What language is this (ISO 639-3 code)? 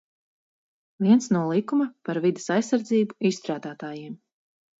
lav